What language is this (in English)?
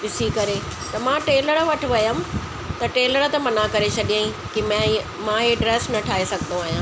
Sindhi